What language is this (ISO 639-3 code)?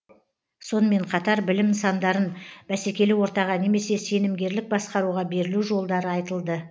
kaz